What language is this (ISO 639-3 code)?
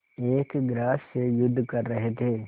hin